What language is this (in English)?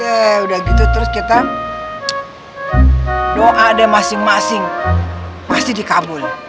Indonesian